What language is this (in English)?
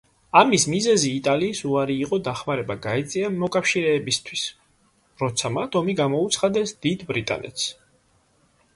Georgian